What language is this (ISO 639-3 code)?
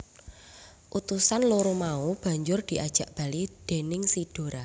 jav